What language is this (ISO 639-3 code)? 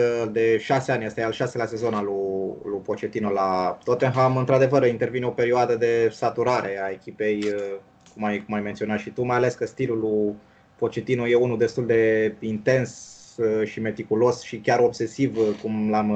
ron